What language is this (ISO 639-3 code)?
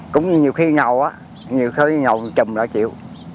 vie